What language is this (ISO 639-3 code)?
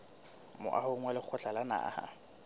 sot